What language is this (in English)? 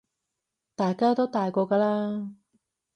Cantonese